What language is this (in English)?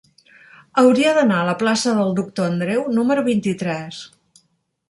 Catalan